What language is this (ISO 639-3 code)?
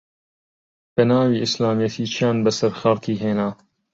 ckb